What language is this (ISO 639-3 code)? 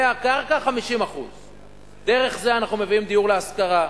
heb